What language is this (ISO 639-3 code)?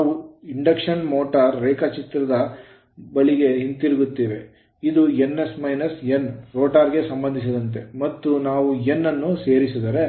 kan